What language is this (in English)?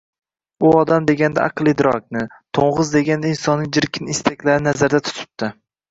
Uzbek